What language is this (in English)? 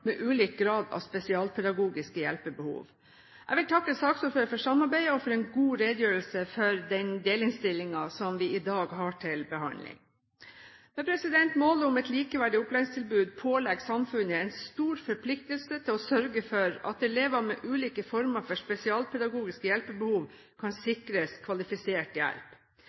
Norwegian Bokmål